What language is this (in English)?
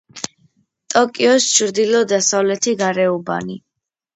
Georgian